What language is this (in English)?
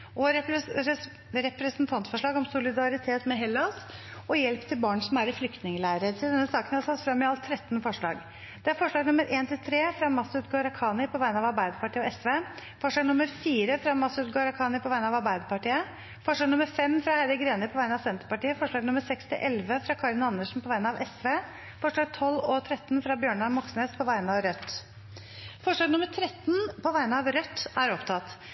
Norwegian Bokmål